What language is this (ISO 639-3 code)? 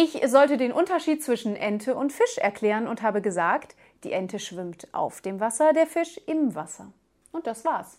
deu